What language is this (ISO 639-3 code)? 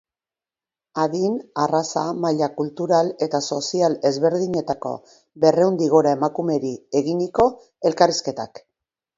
eus